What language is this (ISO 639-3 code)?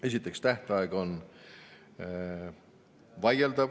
est